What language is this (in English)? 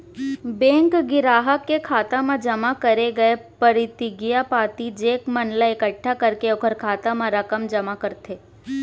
Chhattisgarhi